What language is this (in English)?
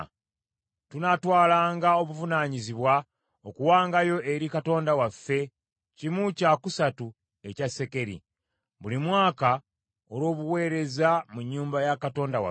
Ganda